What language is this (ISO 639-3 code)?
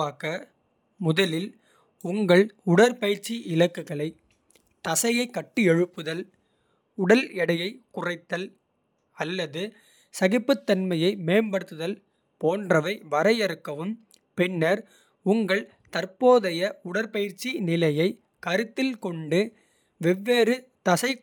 kfe